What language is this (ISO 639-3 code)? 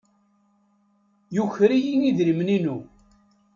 kab